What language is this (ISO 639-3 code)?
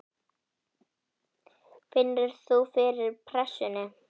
isl